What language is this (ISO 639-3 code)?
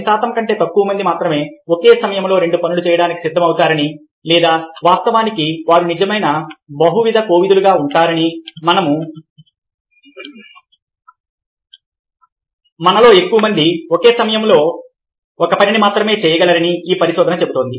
tel